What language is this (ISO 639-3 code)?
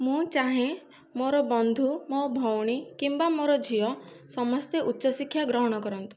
ori